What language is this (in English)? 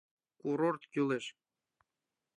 Mari